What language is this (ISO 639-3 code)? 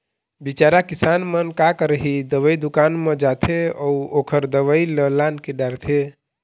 hne